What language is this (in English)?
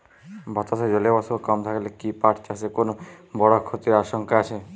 Bangla